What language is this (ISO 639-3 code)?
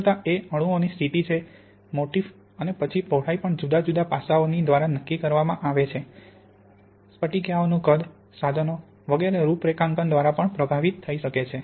guj